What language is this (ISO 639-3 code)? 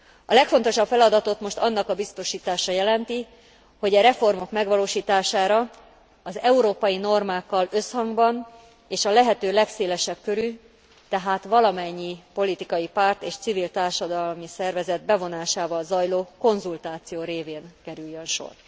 hun